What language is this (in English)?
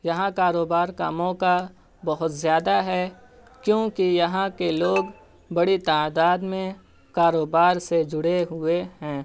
Urdu